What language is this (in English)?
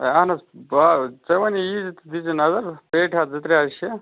Kashmiri